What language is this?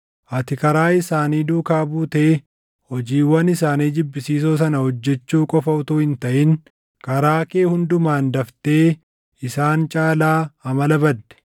Oromo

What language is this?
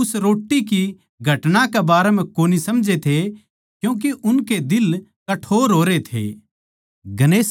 Haryanvi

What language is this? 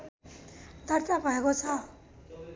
Nepali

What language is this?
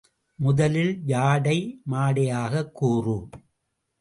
Tamil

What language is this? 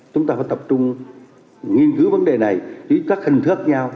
Vietnamese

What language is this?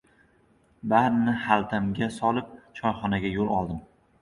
Uzbek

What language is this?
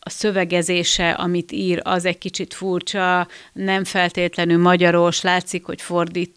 Hungarian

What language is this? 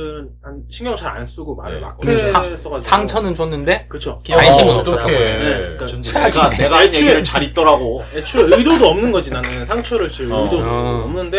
Korean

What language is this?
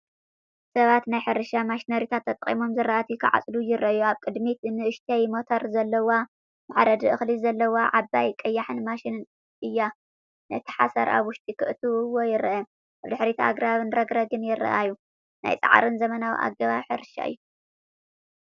Tigrinya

